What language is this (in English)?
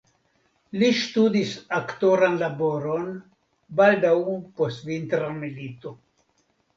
Esperanto